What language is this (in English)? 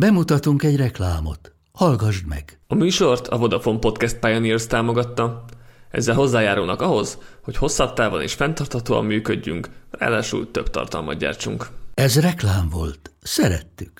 Hungarian